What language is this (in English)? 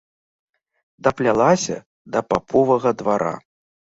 Belarusian